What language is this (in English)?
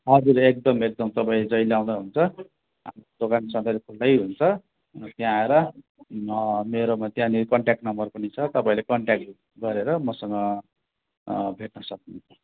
Nepali